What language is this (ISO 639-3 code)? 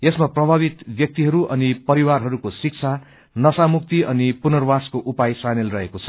nep